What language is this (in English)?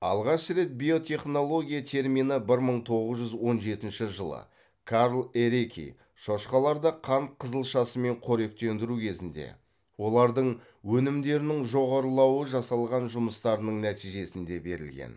Kazakh